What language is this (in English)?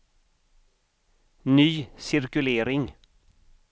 Swedish